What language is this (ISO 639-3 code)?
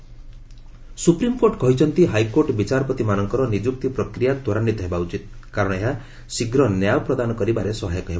ori